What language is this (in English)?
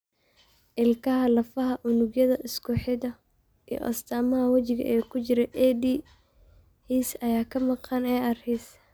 Somali